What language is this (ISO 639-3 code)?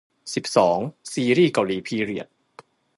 tha